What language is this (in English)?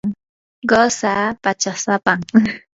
Yanahuanca Pasco Quechua